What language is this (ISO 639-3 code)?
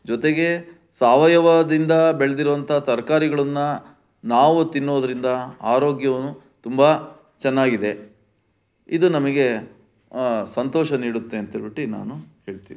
kan